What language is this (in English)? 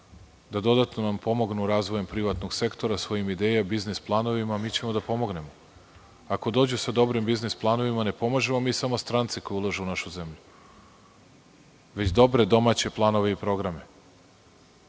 Serbian